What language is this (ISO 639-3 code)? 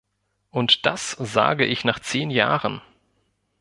deu